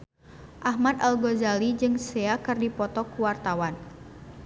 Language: Sundanese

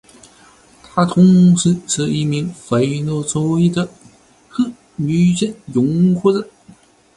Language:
Chinese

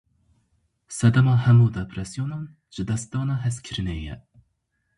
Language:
Kurdish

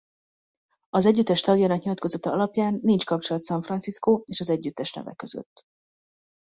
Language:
Hungarian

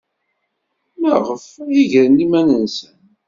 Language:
Kabyle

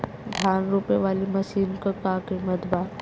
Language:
Bhojpuri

